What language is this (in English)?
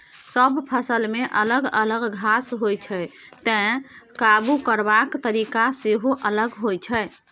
Maithili